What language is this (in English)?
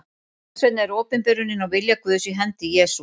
Icelandic